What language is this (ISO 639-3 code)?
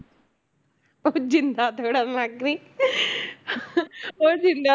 pan